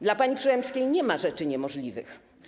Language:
Polish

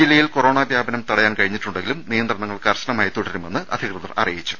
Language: Malayalam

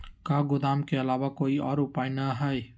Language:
Magahi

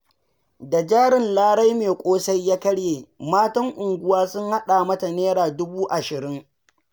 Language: Hausa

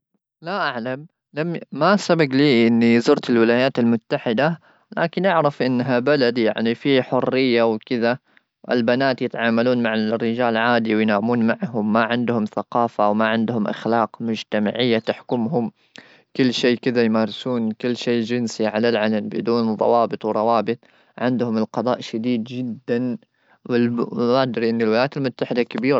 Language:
Gulf Arabic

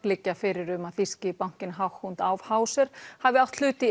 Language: Icelandic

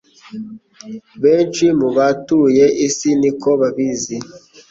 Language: Kinyarwanda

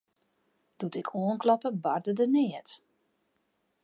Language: Western Frisian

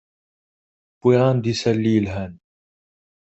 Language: Kabyle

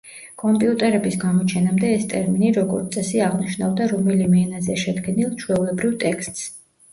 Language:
Georgian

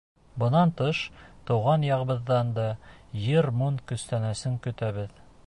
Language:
Bashkir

